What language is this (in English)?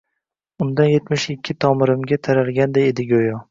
Uzbek